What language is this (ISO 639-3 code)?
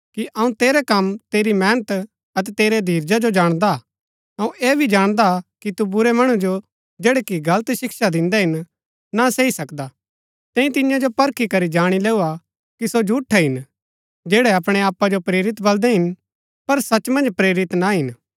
gbk